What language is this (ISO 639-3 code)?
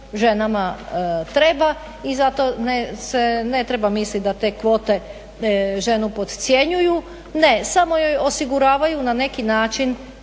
hrv